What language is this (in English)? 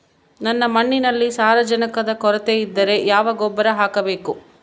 Kannada